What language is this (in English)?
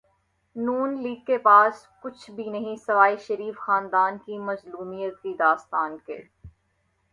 Urdu